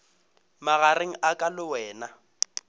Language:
Northern Sotho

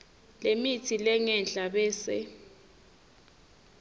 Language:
Swati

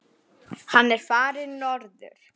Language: Icelandic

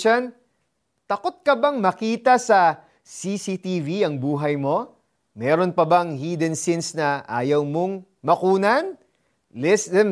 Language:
Filipino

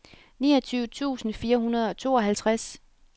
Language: Danish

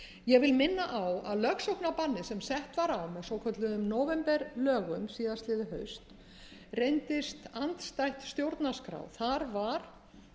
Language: Icelandic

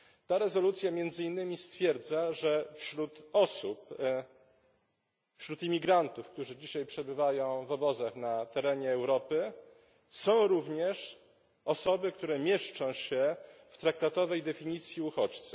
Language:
Polish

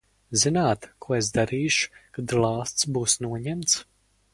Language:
Latvian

